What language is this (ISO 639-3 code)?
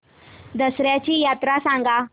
mar